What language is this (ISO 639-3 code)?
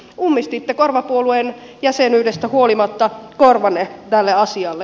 fin